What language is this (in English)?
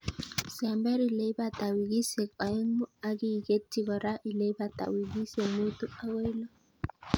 Kalenjin